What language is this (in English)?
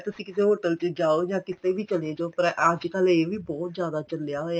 Punjabi